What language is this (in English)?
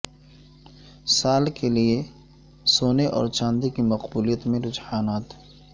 Urdu